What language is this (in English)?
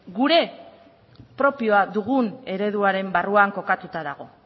Basque